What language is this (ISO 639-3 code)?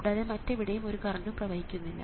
mal